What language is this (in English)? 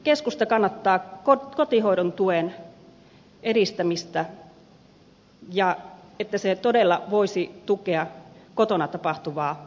Finnish